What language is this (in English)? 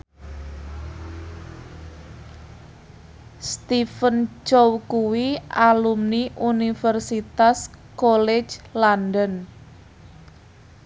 Javanese